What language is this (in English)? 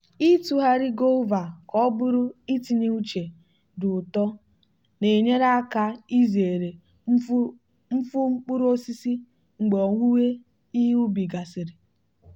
Igbo